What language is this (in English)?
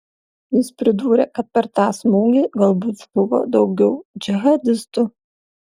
Lithuanian